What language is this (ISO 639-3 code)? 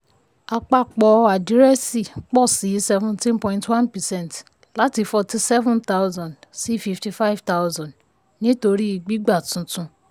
yor